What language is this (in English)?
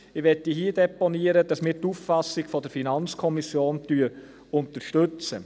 Swiss German